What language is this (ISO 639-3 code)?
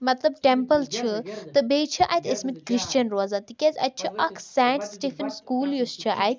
kas